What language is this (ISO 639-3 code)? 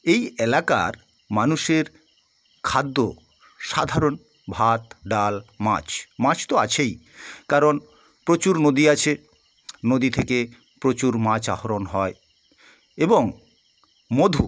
ben